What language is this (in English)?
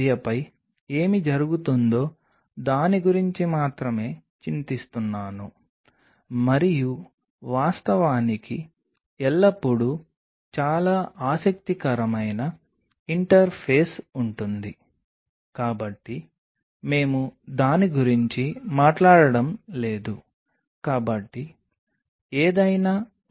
Telugu